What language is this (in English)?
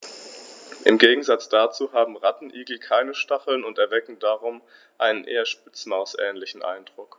German